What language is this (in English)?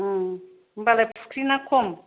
Bodo